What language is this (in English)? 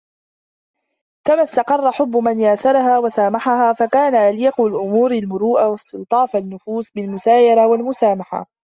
Arabic